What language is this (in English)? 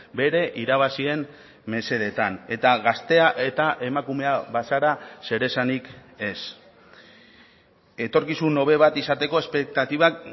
Basque